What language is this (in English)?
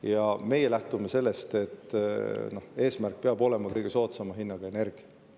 Estonian